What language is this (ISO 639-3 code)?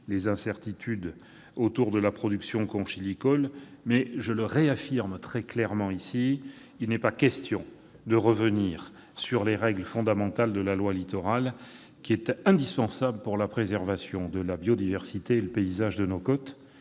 fra